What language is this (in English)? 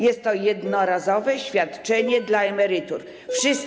Polish